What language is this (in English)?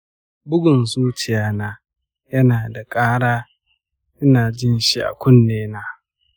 Hausa